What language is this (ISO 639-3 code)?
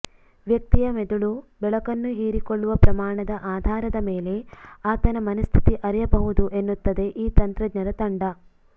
kan